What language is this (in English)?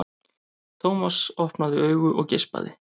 Icelandic